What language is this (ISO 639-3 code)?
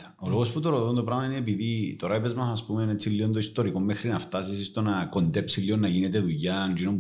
ell